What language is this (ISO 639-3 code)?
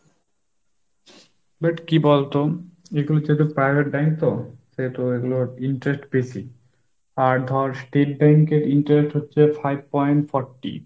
ben